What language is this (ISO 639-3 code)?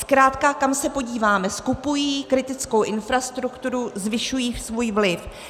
ces